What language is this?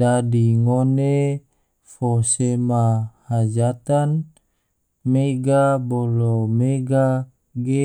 Tidore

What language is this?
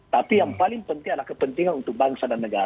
Indonesian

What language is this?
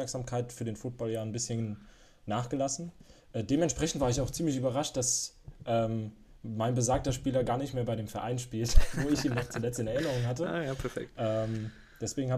German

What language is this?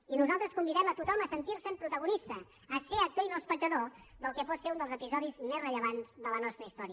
Catalan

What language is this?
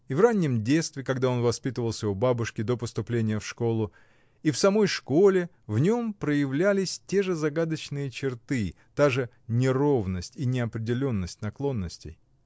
Russian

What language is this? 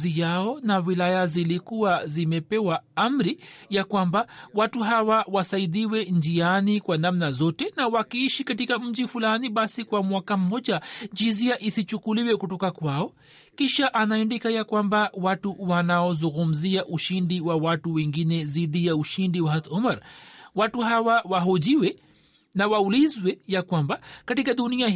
Swahili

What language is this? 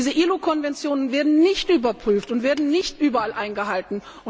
German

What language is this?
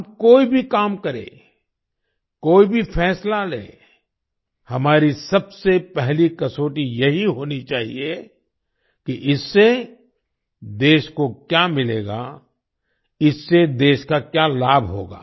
Hindi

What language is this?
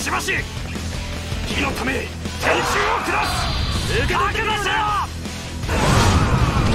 Japanese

